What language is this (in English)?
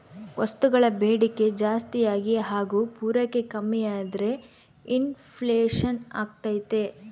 Kannada